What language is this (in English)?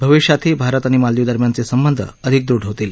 Marathi